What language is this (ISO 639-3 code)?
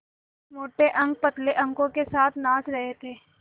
hin